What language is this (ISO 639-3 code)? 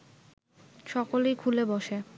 ben